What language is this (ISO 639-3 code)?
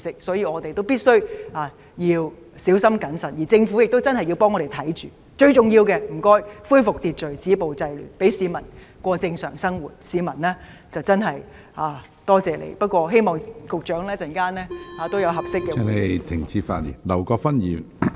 yue